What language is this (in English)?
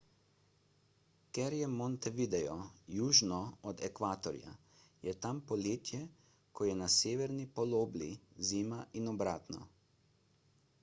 Slovenian